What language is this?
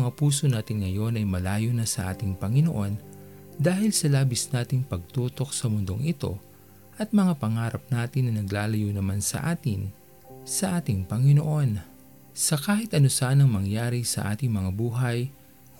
Filipino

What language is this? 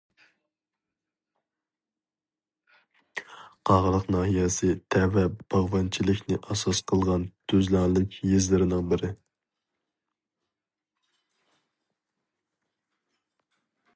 Uyghur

